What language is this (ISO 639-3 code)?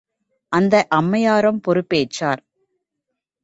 tam